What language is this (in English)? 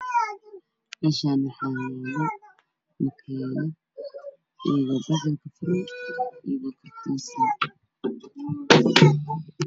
Somali